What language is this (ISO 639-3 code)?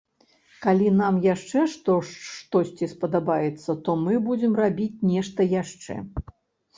bel